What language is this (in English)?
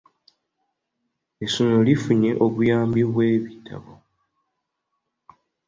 Ganda